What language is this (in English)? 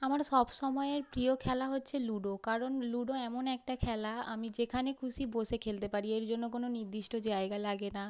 Bangla